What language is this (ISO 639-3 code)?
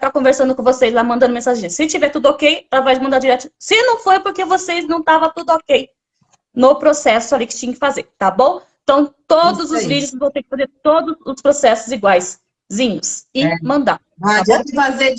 por